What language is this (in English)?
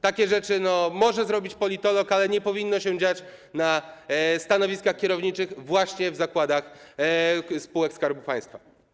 Polish